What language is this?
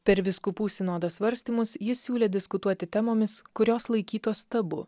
Lithuanian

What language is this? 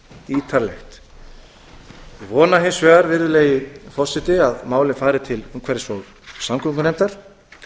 Icelandic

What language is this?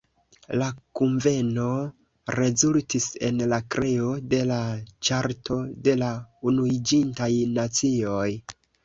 Esperanto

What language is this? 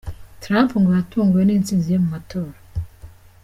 Kinyarwanda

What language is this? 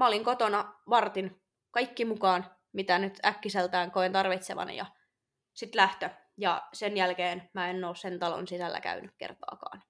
Finnish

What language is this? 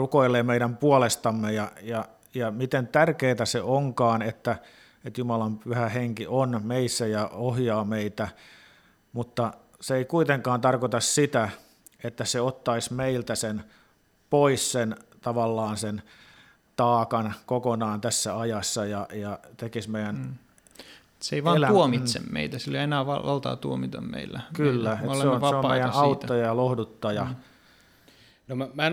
Finnish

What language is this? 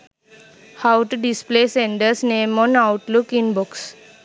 Sinhala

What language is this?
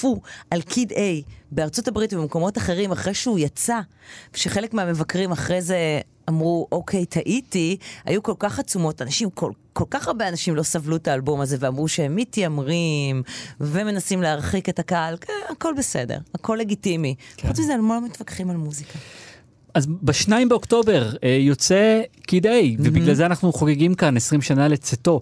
Hebrew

